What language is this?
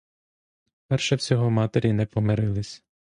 Ukrainian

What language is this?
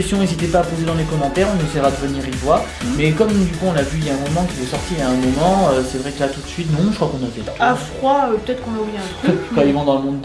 French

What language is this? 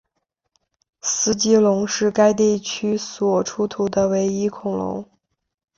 Chinese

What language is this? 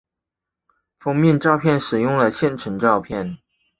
Chinese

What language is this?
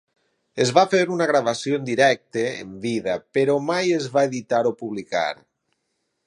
Catalan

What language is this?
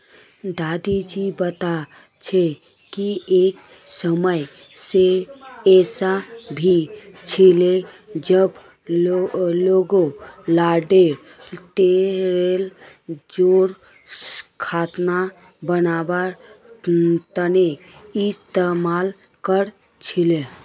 Magahi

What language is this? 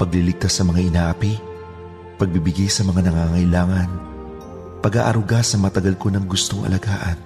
Filipino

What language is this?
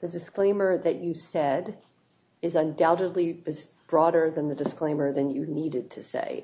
English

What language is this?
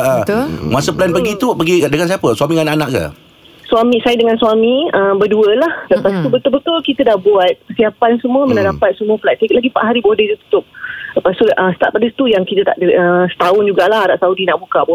Malay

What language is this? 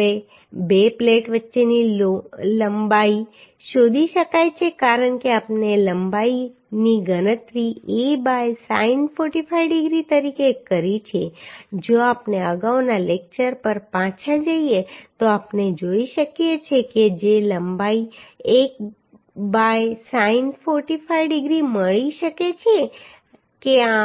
Gujarati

